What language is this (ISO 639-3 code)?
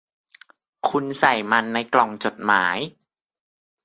tha